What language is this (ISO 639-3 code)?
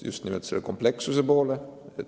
est